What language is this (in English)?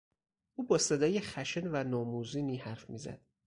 Persian